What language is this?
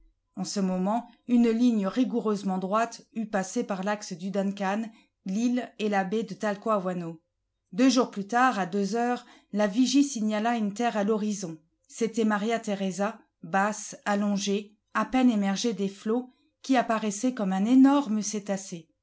French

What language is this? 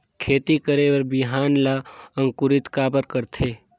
Chhattisgarhi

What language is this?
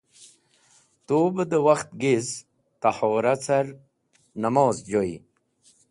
Wakhi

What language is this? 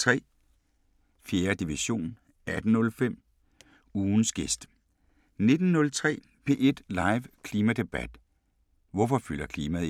Danish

